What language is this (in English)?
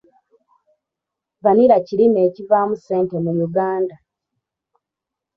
Ganda